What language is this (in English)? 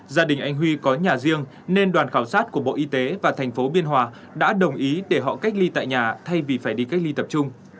Vietnamese